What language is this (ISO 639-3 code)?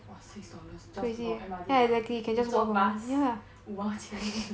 eng